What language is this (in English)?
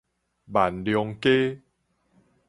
Min Nan Chinese